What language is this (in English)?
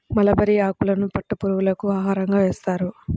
Telugu